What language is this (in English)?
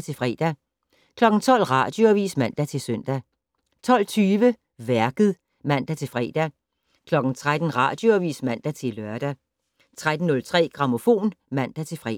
Danish